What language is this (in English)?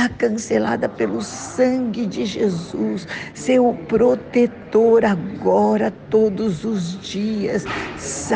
Portuguese